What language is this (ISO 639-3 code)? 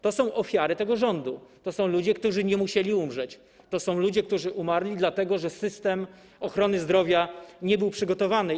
pol